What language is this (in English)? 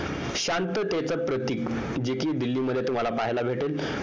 Marathi